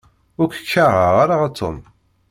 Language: Kabyle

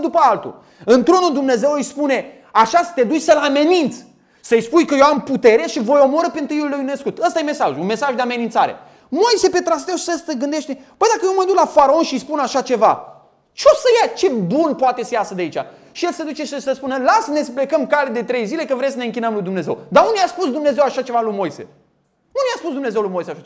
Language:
Romanian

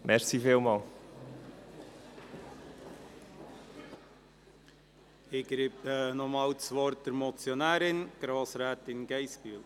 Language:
Swiss German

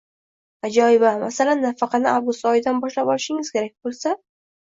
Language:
Uzbek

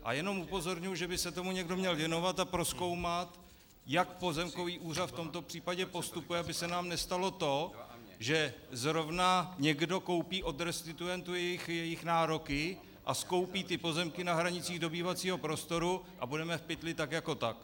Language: Czech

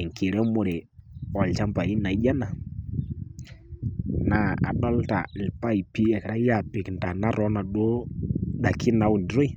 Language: Masai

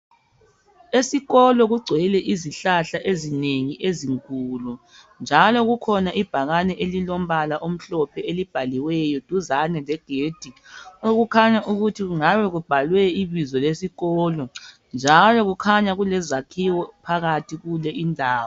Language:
North Ndebele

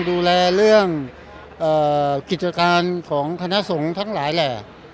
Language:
Thai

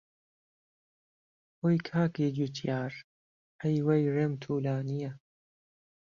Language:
Central Kurdish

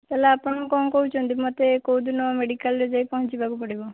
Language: Odia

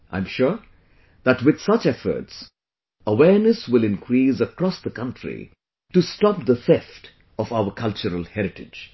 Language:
English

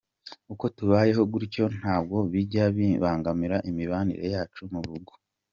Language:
Kinyarwanda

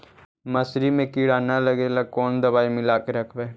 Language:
Magahi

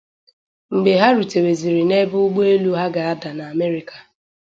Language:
Igbo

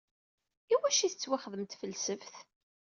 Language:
Kabyle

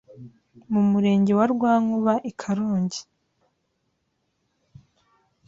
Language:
Kinyarwanda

